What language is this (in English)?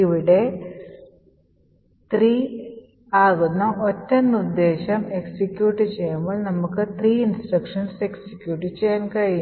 Malayalam